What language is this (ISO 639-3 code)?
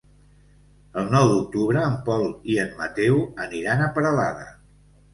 cat